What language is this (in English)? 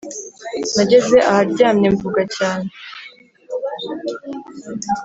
Kinyarwanda